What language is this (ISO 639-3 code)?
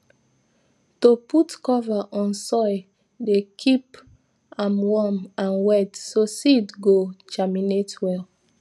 pcm